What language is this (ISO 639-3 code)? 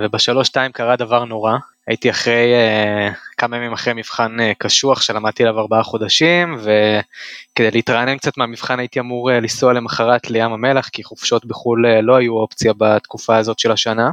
heb